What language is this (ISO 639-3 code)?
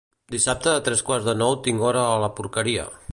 cat